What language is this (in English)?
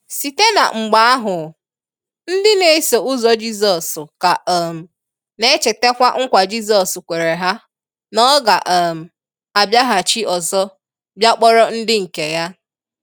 Igbo